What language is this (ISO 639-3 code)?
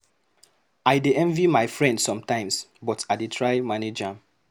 pcm